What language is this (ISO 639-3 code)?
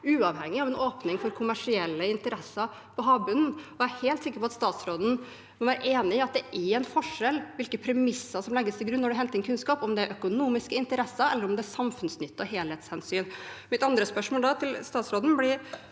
nor